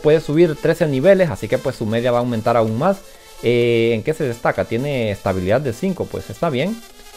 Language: Spanish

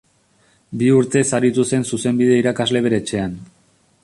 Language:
Basque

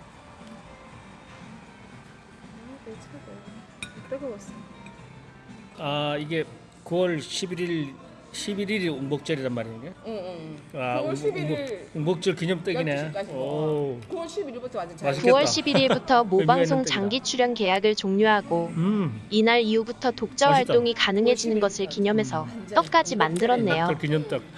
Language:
Korean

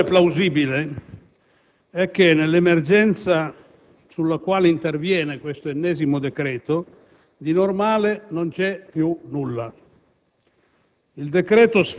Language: Italian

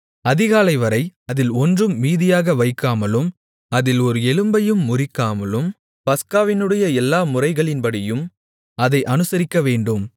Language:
Tamil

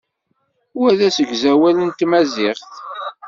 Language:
Kabyle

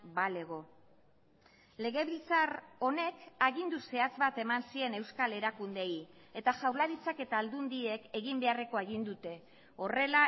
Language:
Basque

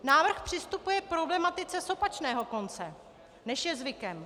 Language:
Czech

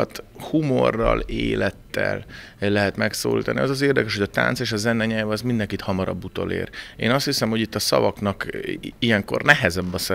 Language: Hungarian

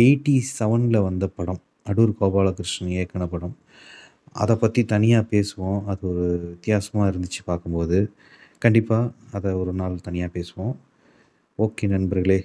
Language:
Tamil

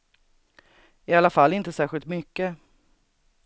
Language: Swedish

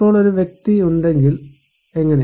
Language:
Malayalam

